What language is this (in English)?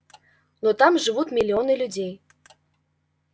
Russian